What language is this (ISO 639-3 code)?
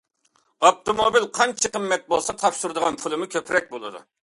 uig